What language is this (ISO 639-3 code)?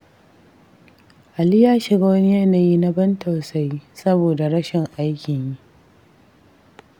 hau